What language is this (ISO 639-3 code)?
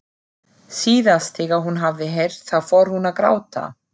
isl